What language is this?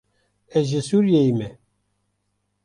Kurdish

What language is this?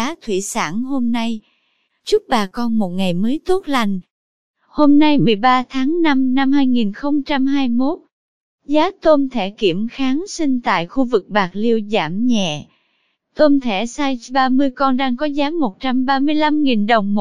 Vietnamese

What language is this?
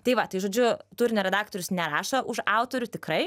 Lithuanian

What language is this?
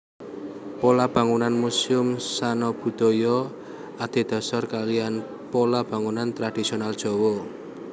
Javanese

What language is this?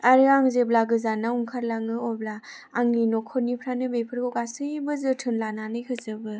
Bodo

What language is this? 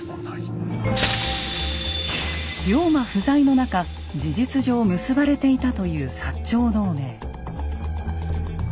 Japanese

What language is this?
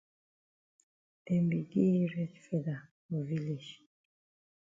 Cameroon Pidgin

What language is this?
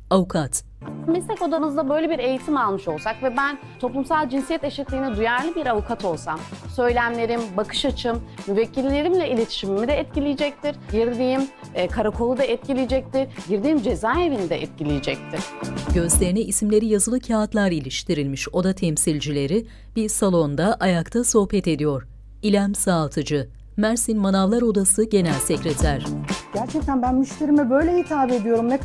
Turkish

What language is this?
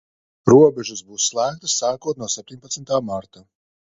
Latvian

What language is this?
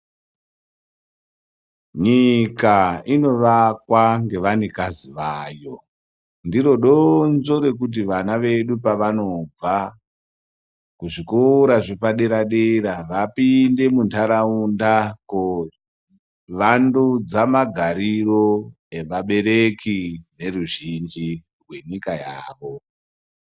Ndau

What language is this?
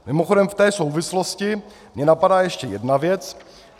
Czech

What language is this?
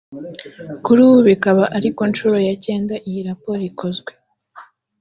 Kinyarwanda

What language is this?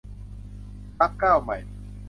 Thai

